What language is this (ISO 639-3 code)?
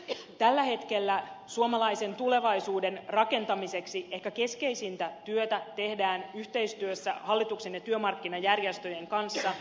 fin